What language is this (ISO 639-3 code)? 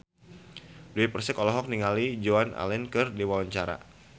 sun